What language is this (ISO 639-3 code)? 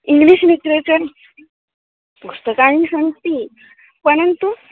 san